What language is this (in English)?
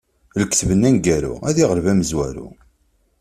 Kabyle